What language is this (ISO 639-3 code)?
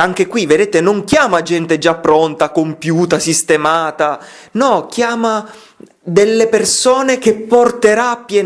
ita